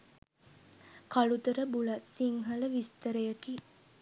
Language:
Sinhala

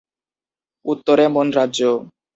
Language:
Bangla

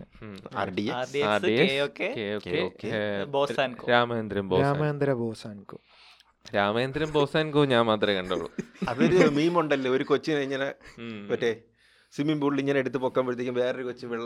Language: Malayalam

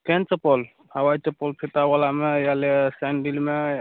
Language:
Maithili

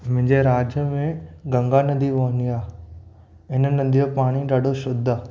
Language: Sindhi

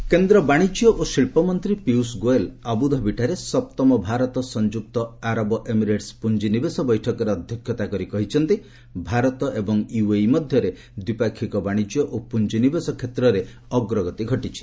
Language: Odia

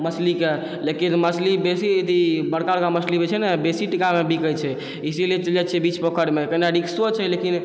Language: Maithili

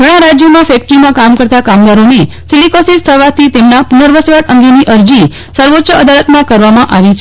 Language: Gujarati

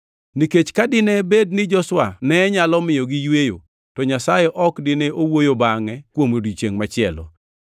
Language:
Luo (Kenya and Tanzania)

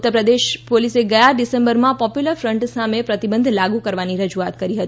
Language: Gujarati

